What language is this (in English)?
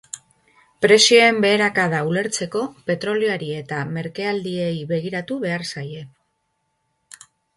Basque